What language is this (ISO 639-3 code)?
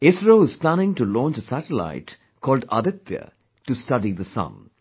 eng